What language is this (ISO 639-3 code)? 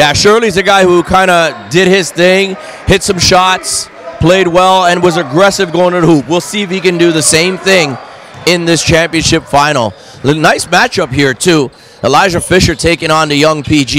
eng